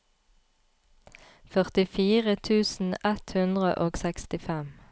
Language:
Norwegian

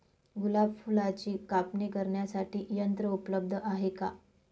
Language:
Marathi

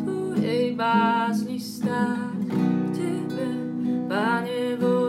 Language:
Slovak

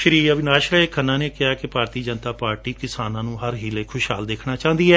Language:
Punjabi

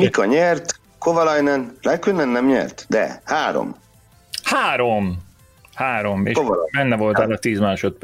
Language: Hungarian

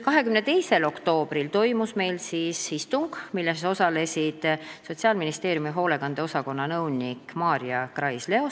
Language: Estonian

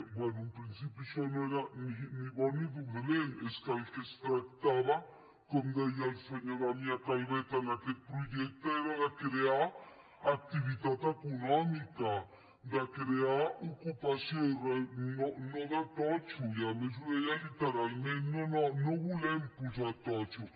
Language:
Catalan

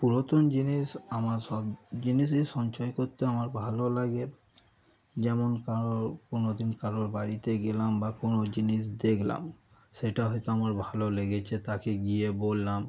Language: Bangla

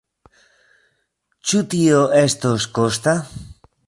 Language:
Esperanto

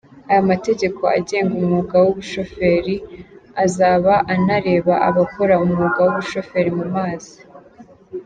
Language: Kinyarwanda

